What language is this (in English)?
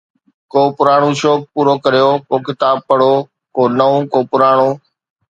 Sindhi